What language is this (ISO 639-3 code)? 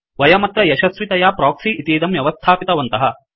san